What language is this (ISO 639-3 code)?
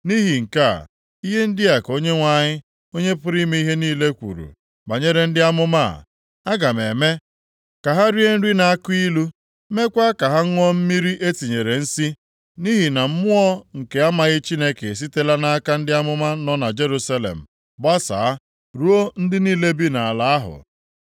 ibo